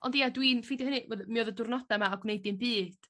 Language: Welsh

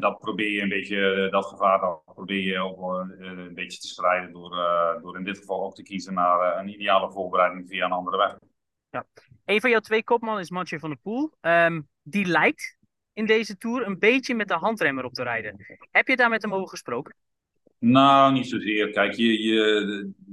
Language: Dutch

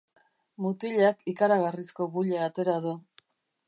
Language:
Basque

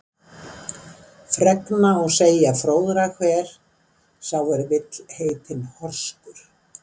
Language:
Icelandic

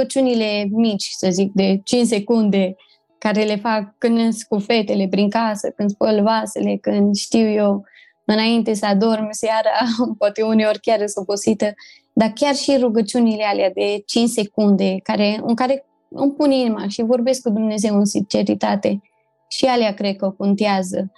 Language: Romanian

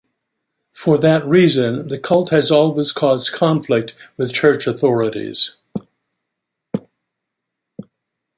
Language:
English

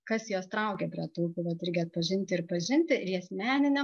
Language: Lithuanian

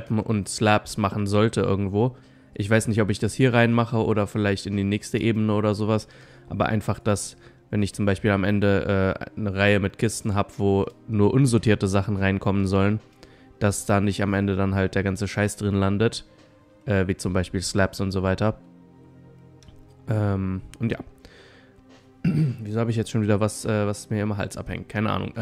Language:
German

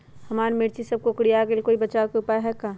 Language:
Magahi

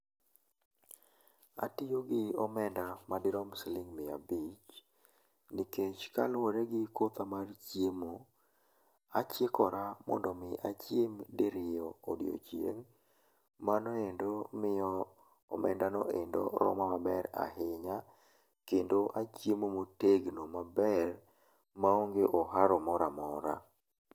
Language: Luo (Kenya and Tanzania)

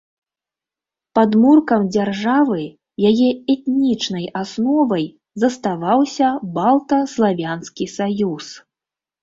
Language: Belarusian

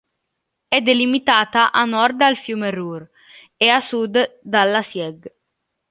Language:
Italian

